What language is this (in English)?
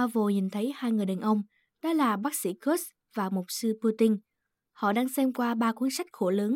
Vietnamese